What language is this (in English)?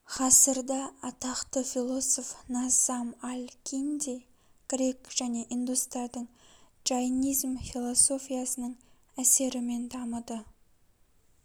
Kazakh